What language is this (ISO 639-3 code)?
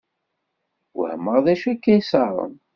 kab